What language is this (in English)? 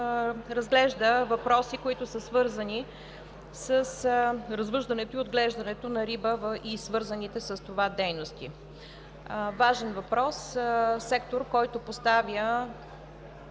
Bulgarian